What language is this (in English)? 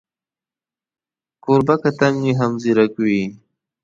Pashto